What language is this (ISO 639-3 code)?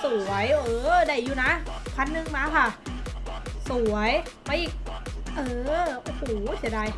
tha